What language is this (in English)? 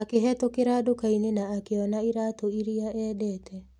Kikuyu